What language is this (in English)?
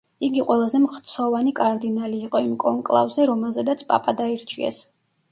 Georgian